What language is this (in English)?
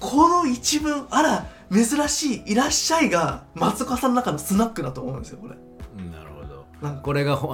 Japanese